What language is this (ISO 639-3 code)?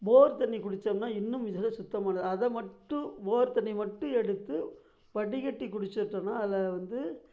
tam